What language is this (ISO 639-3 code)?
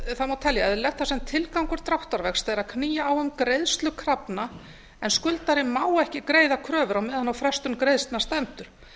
isl